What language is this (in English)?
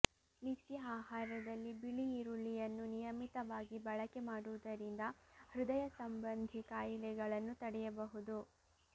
Kannada